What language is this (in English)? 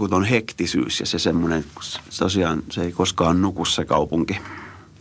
Finnish